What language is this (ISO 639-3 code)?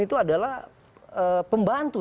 ind